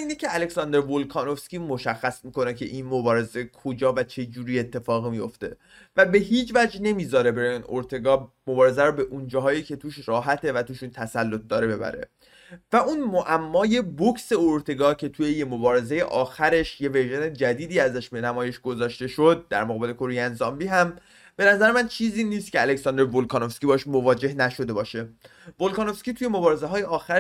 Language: Persian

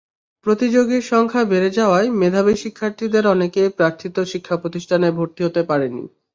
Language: Bangla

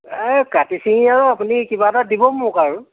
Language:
Assamese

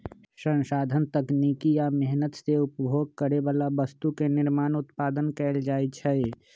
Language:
Magahi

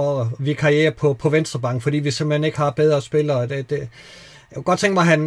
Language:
Danish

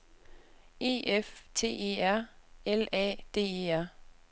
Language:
Danish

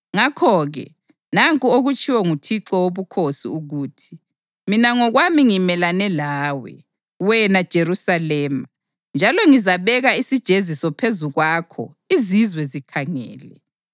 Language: North Ndebele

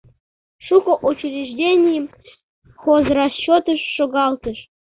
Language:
Mari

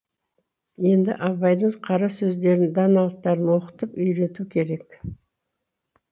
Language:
Kazakh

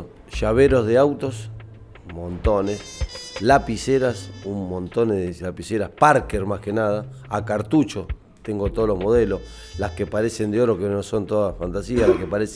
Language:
Spanish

